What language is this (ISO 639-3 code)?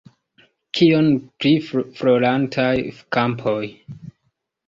epo